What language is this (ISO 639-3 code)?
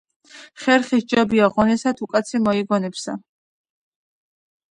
kat